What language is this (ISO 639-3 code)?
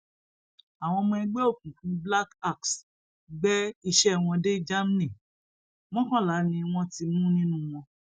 yor